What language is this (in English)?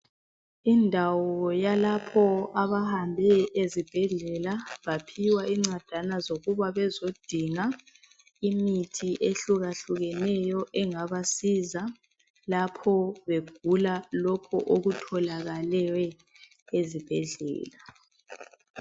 North Ndebele